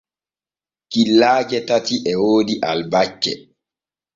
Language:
Borgu Fulfulde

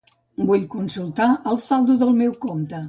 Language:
Catalan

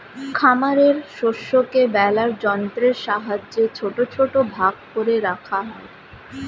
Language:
Bangla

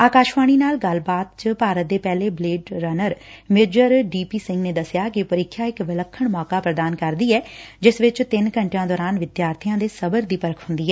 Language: Punjabi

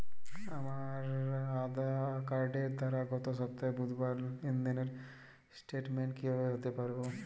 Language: Bangla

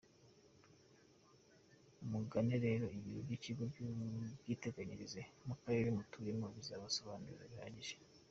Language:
Kinyarwanda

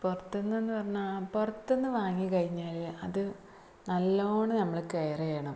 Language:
Malayalam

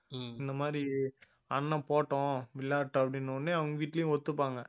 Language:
Tamil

